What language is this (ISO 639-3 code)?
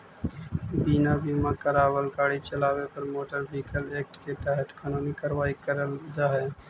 mag